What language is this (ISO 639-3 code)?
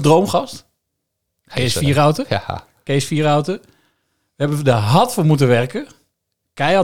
nld